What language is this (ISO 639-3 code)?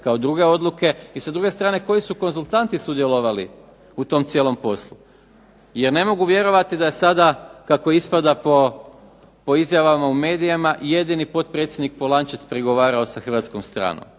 hrv